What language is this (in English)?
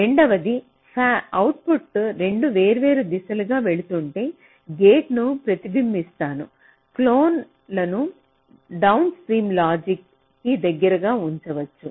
Telugu